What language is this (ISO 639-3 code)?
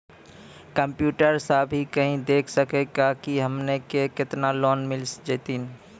mai